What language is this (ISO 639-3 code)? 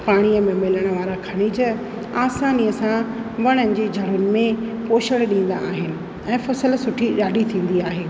snd